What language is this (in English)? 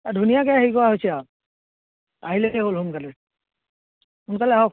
Assamese